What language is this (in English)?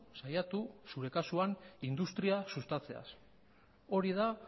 Basque